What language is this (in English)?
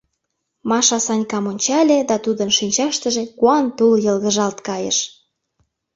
Mari